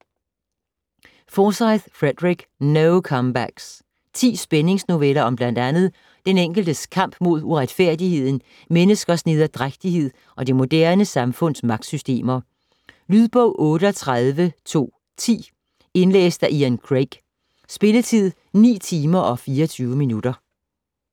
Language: Danish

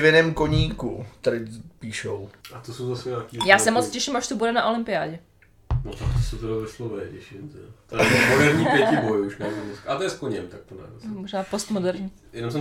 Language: Czech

